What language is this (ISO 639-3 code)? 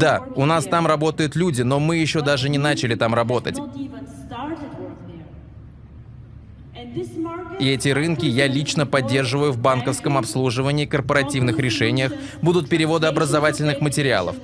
rus